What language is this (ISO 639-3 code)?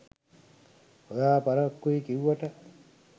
sin